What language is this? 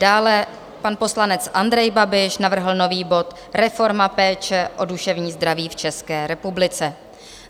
Czech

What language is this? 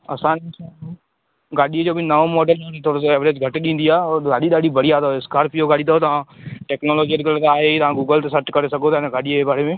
Sindhi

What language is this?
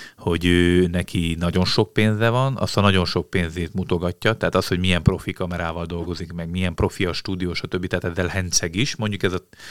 Hungarian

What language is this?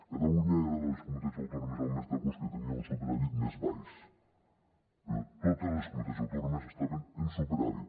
Catalan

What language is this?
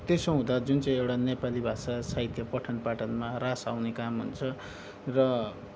Nepali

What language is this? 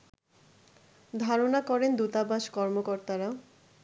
Bangla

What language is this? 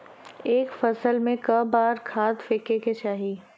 Bhojpuri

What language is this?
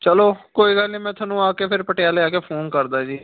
Punjabi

